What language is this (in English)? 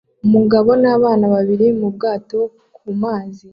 Kinyarwanda